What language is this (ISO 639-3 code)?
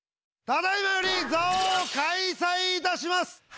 jpn